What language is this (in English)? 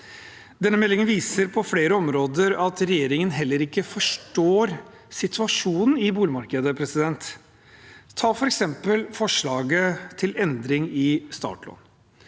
Norwegian